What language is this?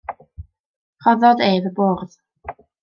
Welsh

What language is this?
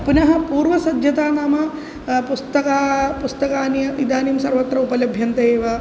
Sanskrit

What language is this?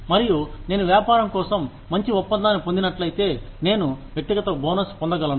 Telugu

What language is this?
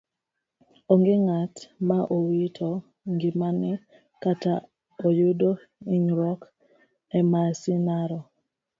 Luo (Kenya and Tanzania)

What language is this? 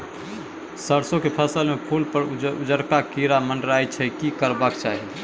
Maithili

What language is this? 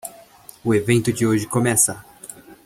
Portuguese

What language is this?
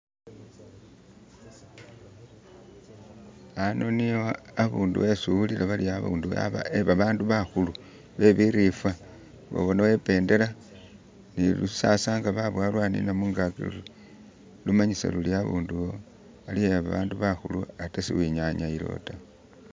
Masaaba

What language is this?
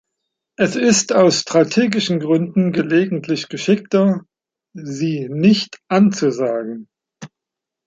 German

